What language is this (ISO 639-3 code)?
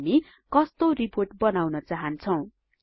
nep